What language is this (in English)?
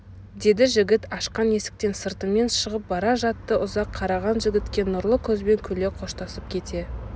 Kazakh